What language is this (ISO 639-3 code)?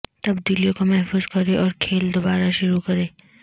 urd